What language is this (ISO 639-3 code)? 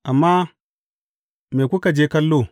hau